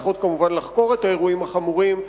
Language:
Hebrew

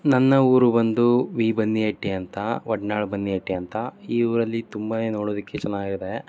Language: Kannada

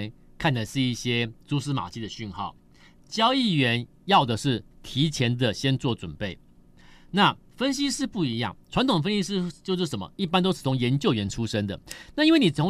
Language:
Chinese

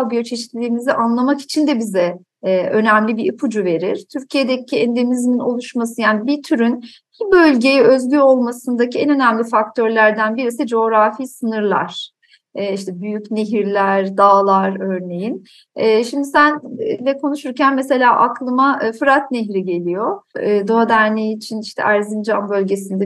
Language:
Turkish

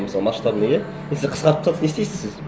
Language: Kazakh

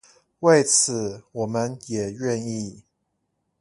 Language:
Chinese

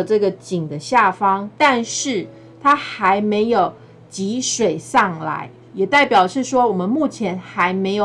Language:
Chinese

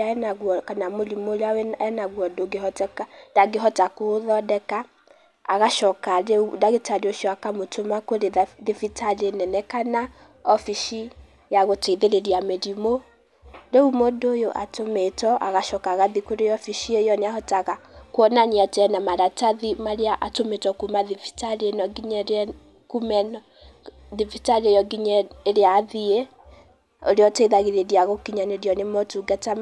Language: Kikuyu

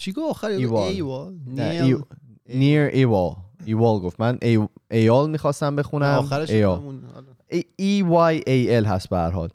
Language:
Persian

